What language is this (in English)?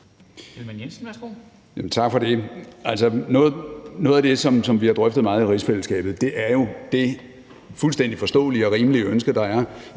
Danish